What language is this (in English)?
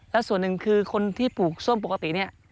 Thai